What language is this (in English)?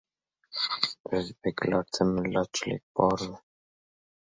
Uzbek